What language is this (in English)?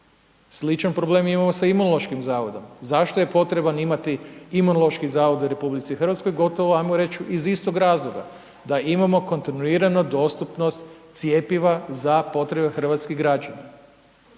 Croatian